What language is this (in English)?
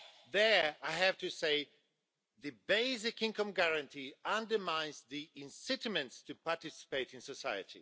English